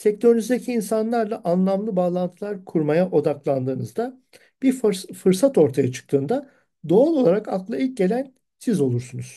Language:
Turkish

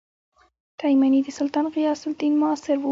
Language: Pashto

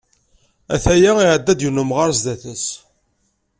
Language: Kabyle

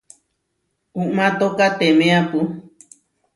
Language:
Huarijio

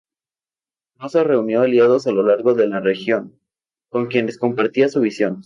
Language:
Spanish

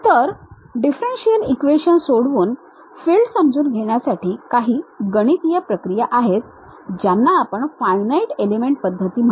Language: Marathi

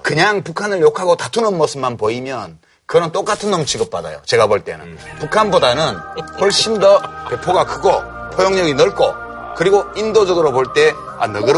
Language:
Korean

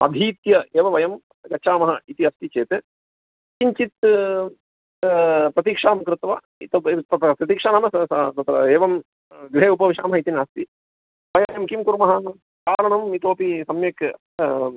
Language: Sanskrit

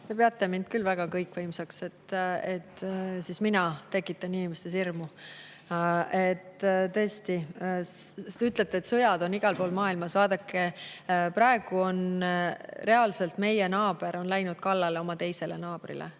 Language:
Estonian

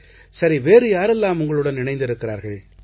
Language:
Tamil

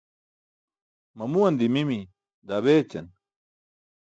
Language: Burushaski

